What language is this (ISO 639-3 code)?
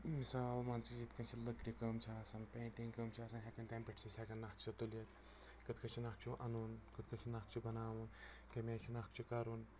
kas